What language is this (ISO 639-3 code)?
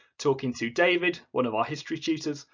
eng